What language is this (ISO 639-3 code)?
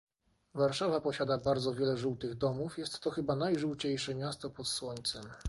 pol